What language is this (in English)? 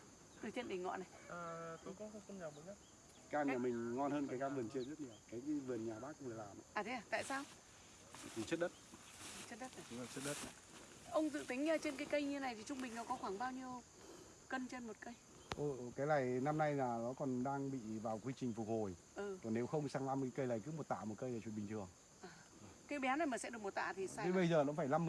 Vietnamese